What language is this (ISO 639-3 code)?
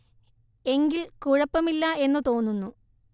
mal